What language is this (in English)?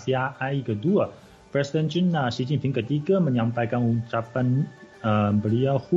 Malay